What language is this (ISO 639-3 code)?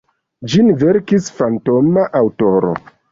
epo